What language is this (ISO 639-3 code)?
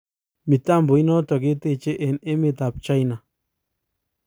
kln